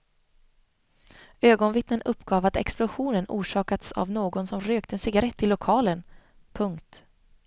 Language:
Swedish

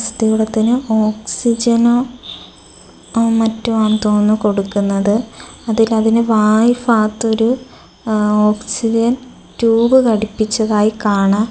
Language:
Malayalam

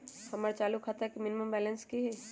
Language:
Magahi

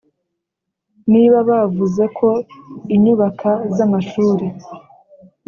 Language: Kinyarwanda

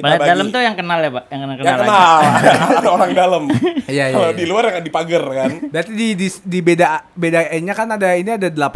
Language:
Indonesian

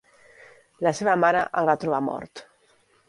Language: Catalan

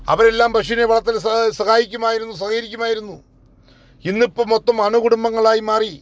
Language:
Malayalam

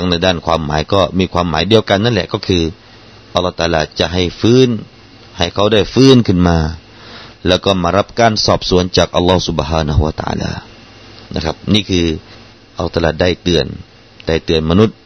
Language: Thai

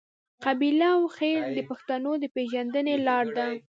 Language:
Pashto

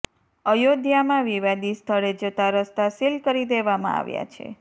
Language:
Gujarati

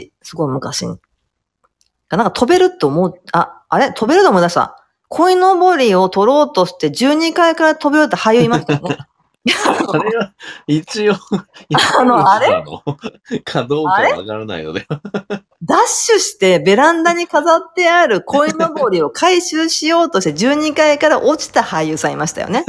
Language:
Japanese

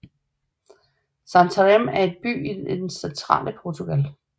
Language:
Danish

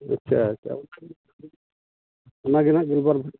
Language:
Santali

